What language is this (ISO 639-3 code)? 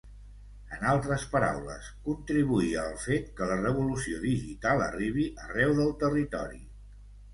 cat